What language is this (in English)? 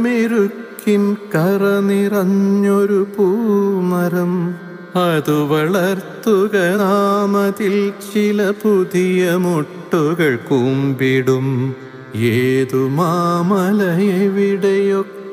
Malayalam